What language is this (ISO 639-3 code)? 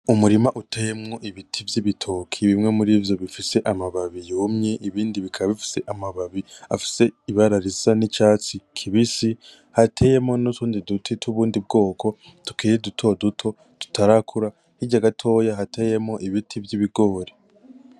run